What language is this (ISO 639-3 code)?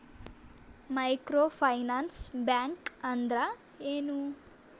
kan